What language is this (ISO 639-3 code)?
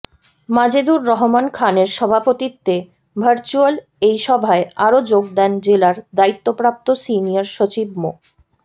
ben